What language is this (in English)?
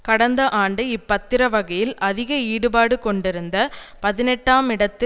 Tamil